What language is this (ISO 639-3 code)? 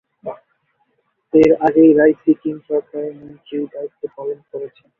ben